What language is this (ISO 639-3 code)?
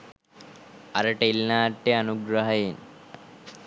sin